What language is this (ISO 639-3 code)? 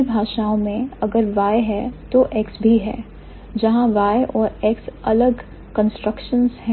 hin